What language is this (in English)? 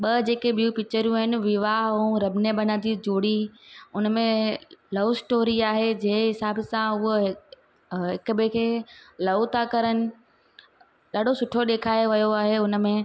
Sindhi